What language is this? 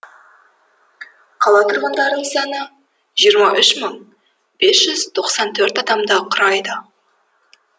Kazakh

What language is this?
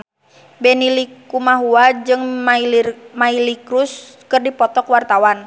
Sundanese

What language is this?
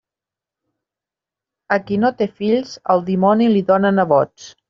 Catalan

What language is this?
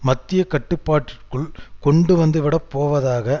Tamil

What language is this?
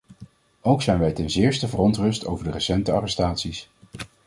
Dutch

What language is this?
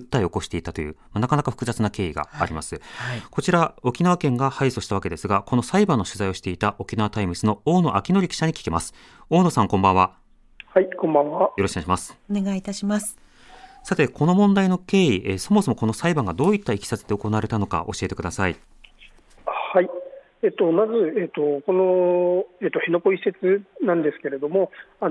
Japanese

